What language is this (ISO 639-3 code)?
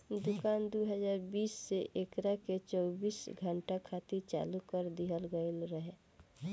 bho